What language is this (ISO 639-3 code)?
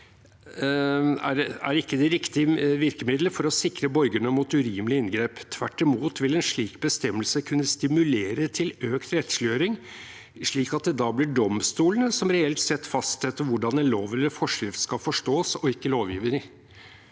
nor